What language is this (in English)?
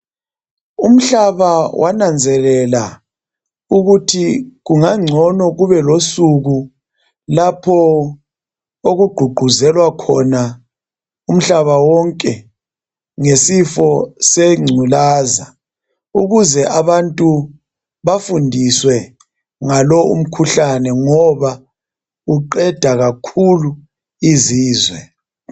North Ndebele